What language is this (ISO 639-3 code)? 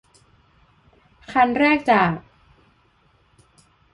tha